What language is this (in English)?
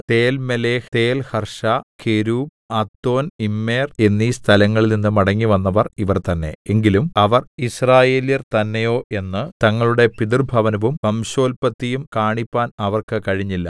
Malayalam